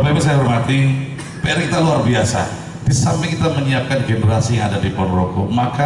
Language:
Indonesian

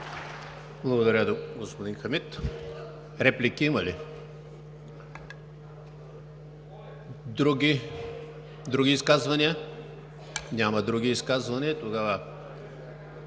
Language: Bulgarian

